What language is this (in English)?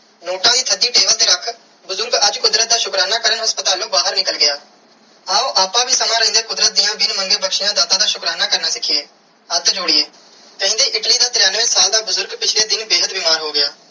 Punjabi